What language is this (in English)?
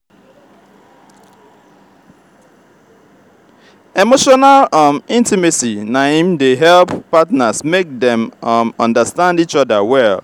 Nigerian Pidgin